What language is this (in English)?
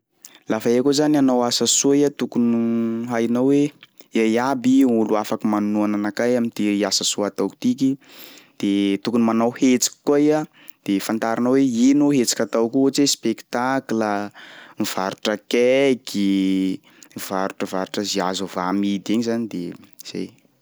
Sakalava Malagasy